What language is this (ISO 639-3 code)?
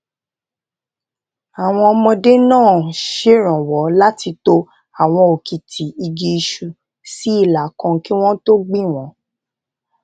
yor